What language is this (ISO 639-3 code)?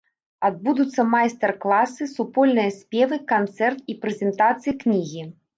bel